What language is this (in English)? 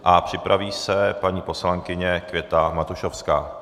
Czech